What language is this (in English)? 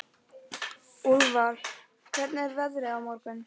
Icelandic